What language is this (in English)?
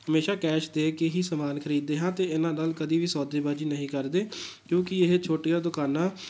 Punjabi